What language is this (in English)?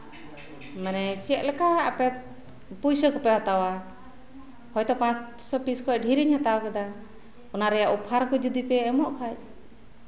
Santali